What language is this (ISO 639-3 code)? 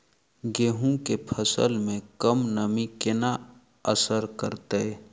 mai